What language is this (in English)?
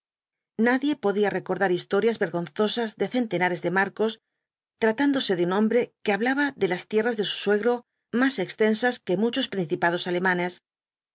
Spanish